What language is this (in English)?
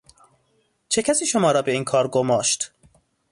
Persian